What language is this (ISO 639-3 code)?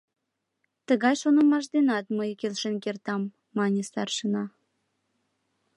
chm